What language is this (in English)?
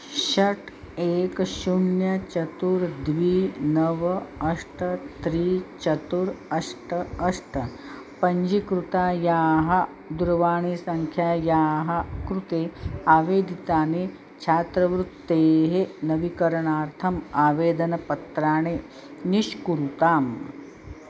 Sanskrit